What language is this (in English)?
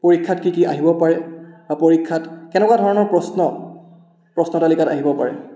Assamese